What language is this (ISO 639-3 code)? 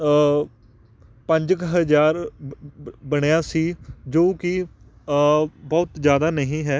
pan